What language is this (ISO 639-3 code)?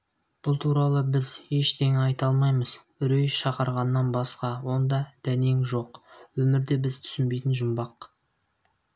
kaz